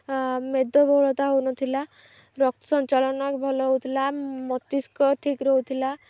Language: Odia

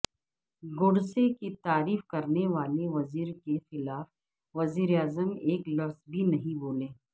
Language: Urdu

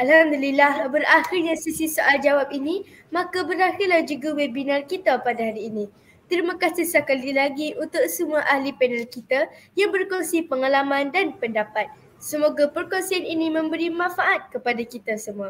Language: Malay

